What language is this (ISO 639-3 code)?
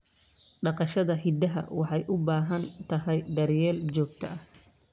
som